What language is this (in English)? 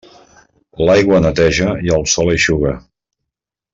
Catalan